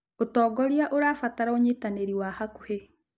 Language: Kikuyu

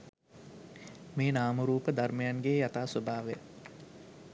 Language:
Sinhala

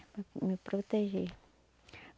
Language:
Portuguese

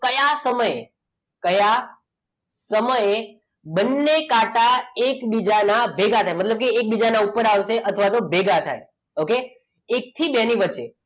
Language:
Gujarati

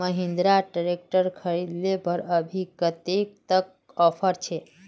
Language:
Magahi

